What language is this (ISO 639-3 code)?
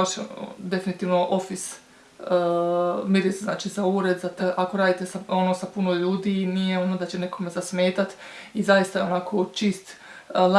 hrv